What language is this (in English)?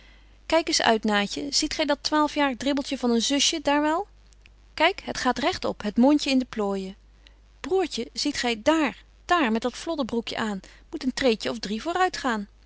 Dutch